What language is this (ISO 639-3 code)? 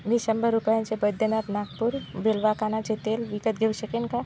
mar